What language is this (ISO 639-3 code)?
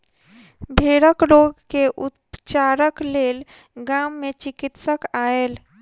mai